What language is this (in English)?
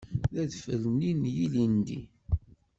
Kabyle